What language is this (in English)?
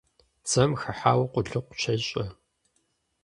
Kabardian